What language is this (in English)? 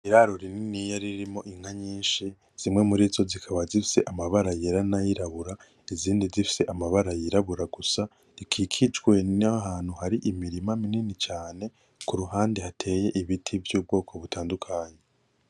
Rundi